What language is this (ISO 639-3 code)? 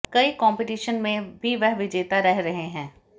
hin